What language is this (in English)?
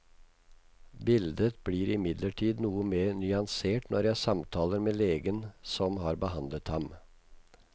Norwegian